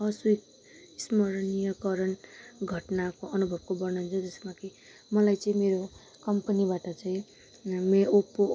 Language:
Nepali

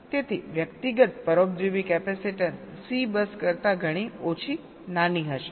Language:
Gujarati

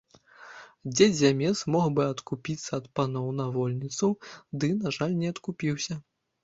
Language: Belarusian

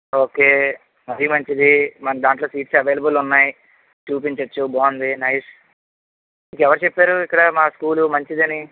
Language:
Telugu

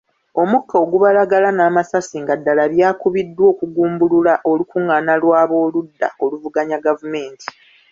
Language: Ganda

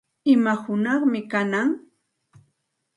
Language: Santa Ana de Tusi Pasco Quechua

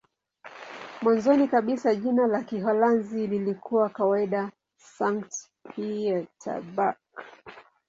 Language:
Swahili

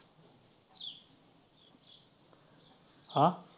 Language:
Marathi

